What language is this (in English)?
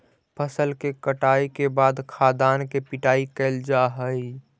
Magahi